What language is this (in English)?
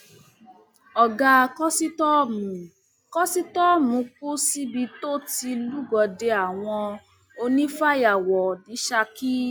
Yoruba